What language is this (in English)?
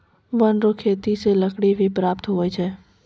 Maithili